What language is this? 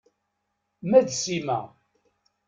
Kabyle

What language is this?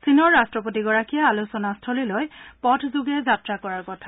Assamese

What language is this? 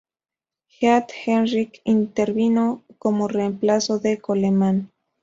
Spanish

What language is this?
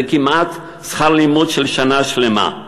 Hebrew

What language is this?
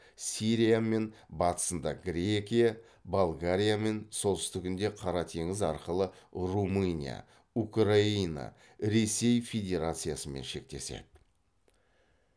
Kazakh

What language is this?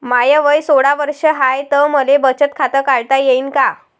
Marathi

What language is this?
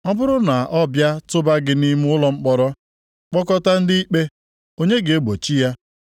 Igbo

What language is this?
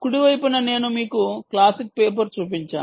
Telugu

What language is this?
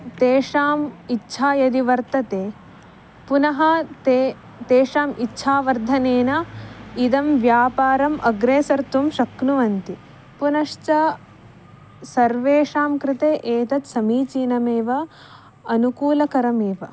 Sanskrit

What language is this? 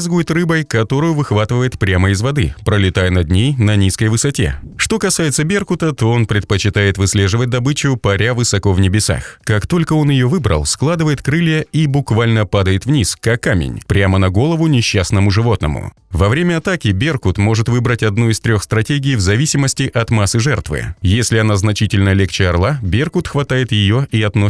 Russian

